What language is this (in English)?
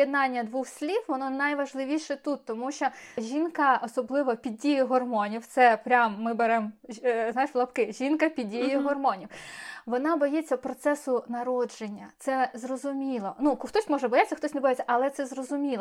Ukrainian